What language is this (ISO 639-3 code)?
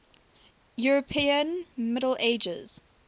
eng